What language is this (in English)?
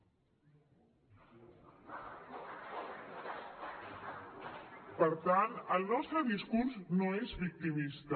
Catalan